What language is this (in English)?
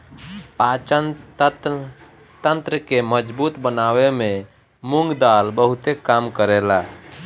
Bhojpuri